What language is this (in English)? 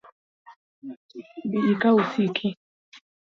Luo (Kenya and Tanzania)